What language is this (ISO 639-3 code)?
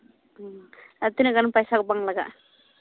sat